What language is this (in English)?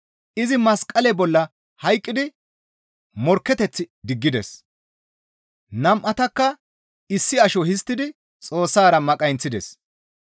Gamo